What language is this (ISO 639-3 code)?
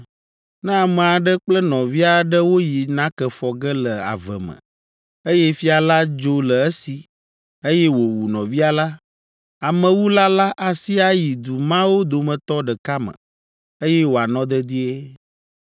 ewe